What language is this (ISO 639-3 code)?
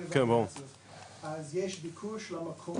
heb